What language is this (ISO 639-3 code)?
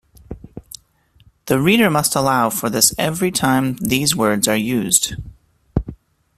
eng